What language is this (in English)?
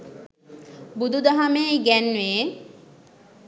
Sinhala